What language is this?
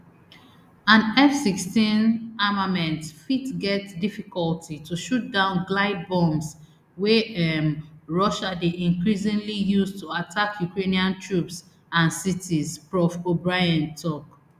Nigerian Pidgin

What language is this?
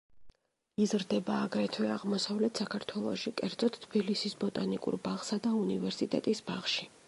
Georgian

